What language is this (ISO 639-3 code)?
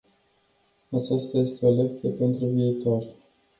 ron